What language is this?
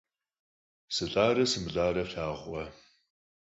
Kabardian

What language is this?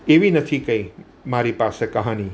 Gujarati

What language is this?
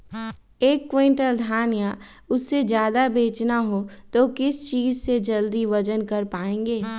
Magahi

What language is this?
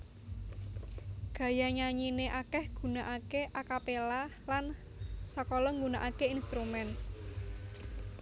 Javanese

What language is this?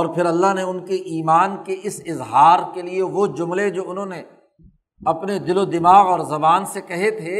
Urdu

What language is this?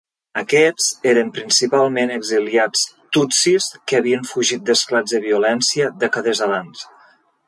Catalan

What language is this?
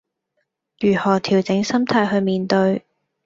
Cantonese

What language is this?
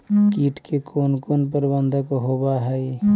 Magahi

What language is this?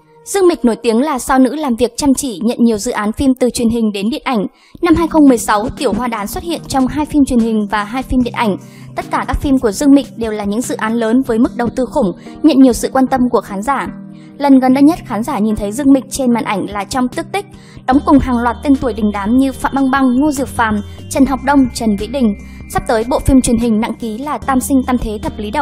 Vietnamese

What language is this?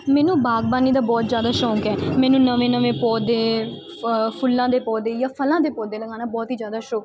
Punjabi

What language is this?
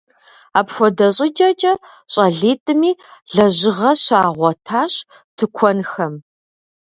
Kabardian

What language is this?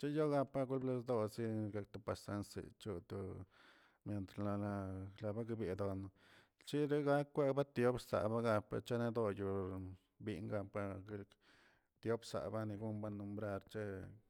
Tilquiapan Zapotec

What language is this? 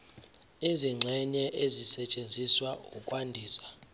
Zulu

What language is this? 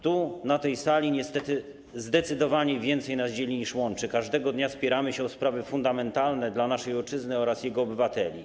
Polish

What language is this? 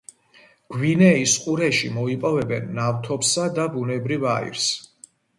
Georgian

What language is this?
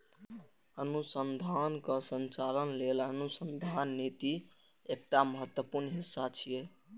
Maithili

